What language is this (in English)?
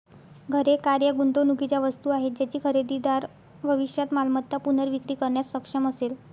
Marathi